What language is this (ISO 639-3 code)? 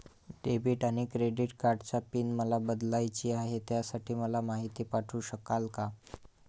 mar